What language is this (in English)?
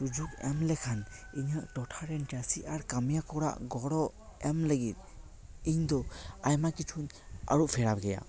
Santali